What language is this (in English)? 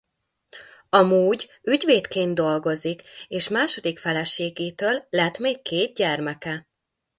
Hungarian